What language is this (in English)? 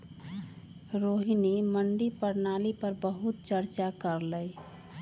Magahi